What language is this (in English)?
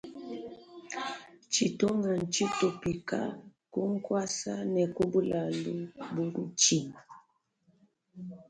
Luba-Lulua